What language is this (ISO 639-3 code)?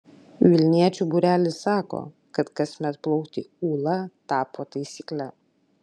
lit